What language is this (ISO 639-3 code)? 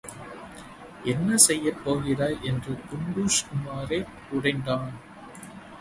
tam